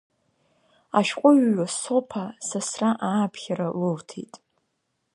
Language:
Abkhazian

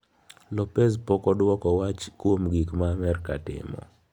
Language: Luo (Kenya and Tanzania)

